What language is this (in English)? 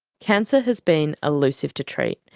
English